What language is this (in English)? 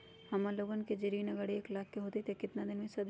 Magahi